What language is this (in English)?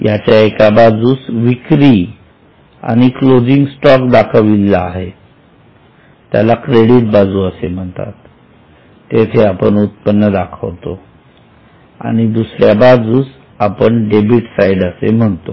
Marathi